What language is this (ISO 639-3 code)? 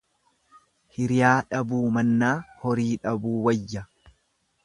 orm